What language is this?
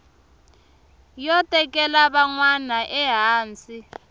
Tsonga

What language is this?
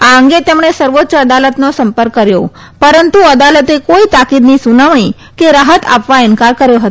Gujarati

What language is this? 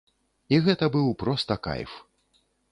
Belarusian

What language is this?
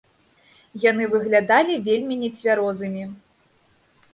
Belarusian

